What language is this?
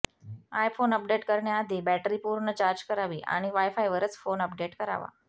Marathi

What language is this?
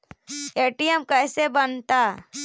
Magahi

